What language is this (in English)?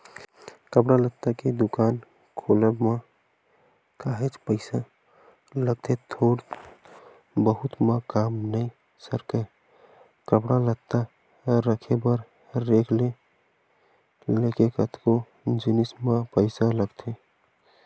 Chhattisgarhi